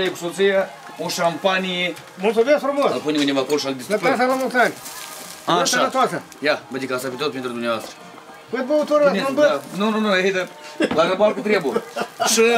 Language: Ukrainian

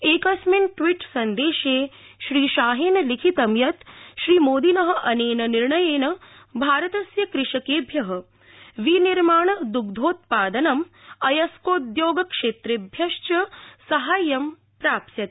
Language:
Sanskrit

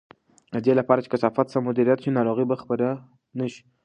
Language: Pashto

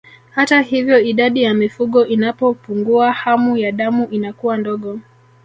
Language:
Swahili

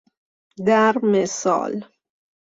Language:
Persian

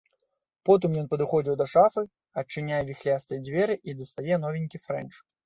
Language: Belarusian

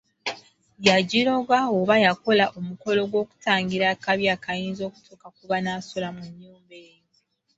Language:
Ganda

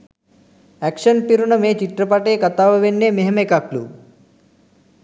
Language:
Sinhala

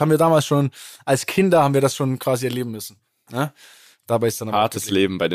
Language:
German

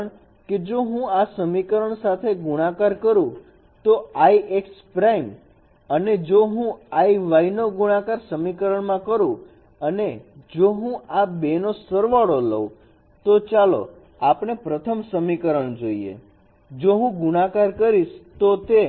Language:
Gujarati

